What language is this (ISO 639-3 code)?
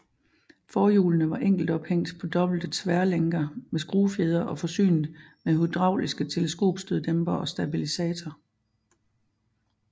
dan